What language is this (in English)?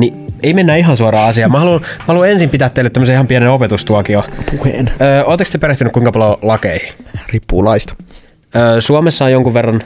Finnish